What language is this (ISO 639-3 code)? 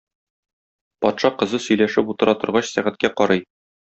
tat